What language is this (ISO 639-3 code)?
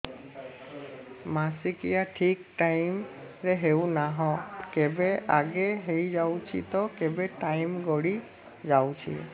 ori